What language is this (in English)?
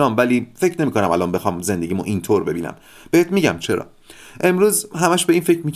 Persian